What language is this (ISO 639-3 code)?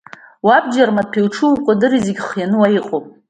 abk